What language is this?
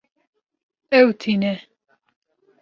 Kurdish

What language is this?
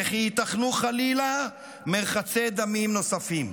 Hebrew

